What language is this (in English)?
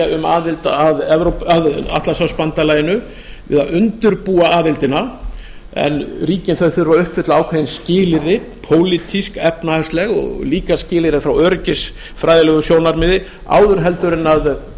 Icelandic